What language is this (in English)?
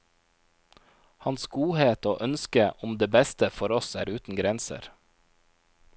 Norwegian